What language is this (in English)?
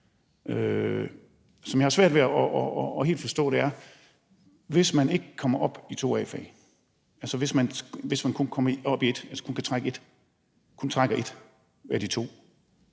Danish